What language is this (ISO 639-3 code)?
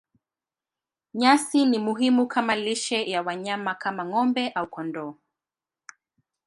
swa